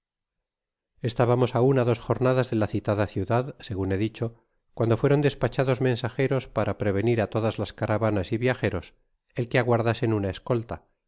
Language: Spanish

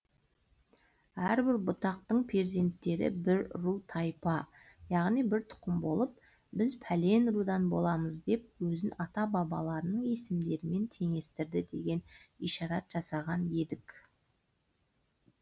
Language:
Kazakh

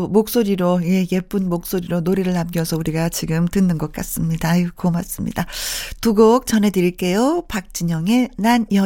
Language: Korean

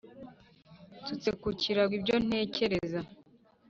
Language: Kinyarwanda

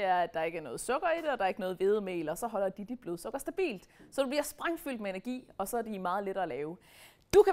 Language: Danish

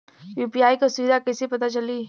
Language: Bhojpuri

